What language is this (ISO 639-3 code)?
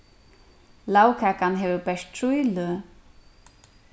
fao